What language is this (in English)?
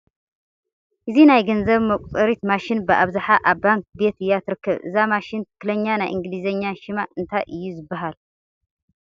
Tigrinya